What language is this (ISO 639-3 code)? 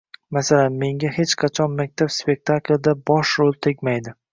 uzb